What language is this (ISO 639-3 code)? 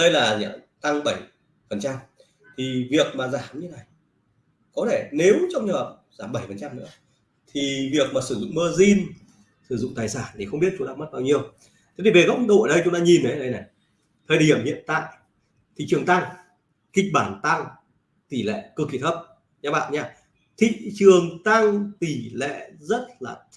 vie